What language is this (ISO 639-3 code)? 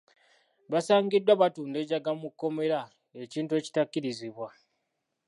lug